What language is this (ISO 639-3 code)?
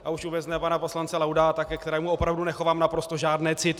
ces